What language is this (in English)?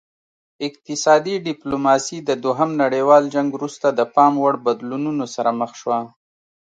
Pashto